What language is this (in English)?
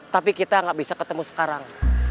Indonesian